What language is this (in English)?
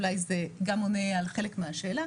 Hebrew